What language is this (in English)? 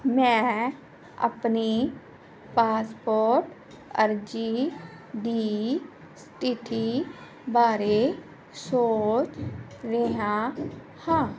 Punjabi